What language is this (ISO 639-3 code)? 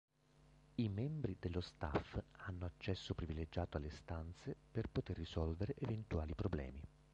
ita